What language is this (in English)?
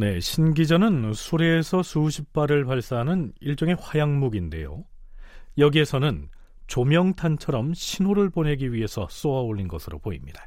Korean